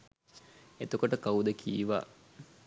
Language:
Sinhala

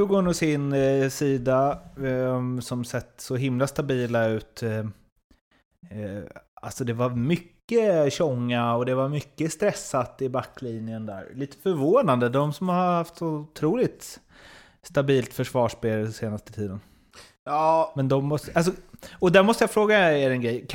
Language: Swedish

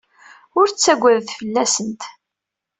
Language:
Kabyle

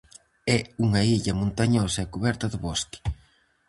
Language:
Galician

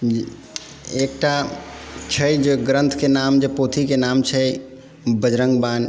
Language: Maithili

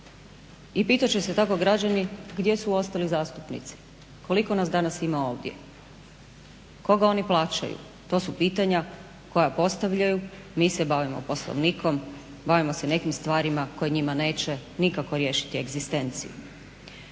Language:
Croatian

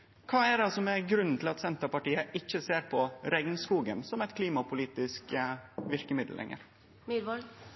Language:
Norwegian Nynorsk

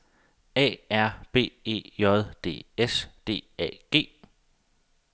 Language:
Danish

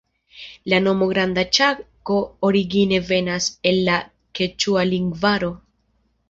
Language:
Esperanto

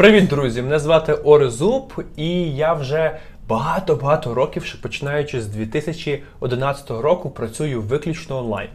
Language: Ukrainian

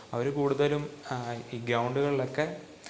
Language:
Malayalam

